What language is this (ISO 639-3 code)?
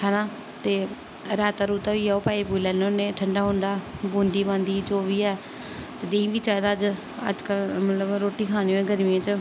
doi